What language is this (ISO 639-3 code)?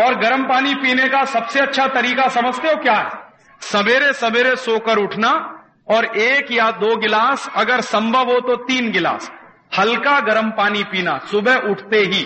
hin